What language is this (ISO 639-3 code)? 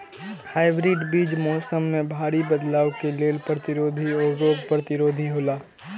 mai